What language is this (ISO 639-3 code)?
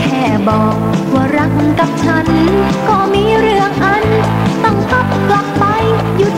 tha